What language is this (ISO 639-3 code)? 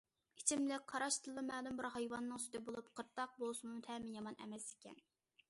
uig